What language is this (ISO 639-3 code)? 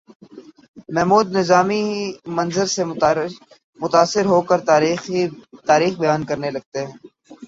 urd